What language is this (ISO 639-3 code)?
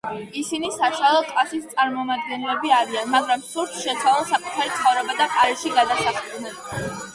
kat